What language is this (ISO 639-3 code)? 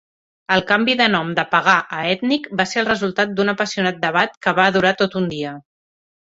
cat